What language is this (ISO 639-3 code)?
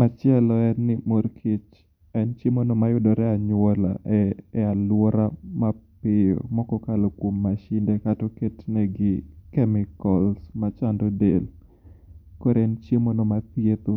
luo